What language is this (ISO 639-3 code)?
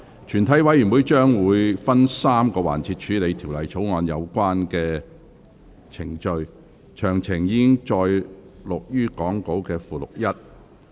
yue